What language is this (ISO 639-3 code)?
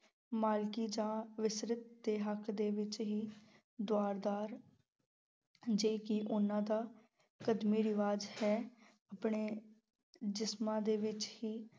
pan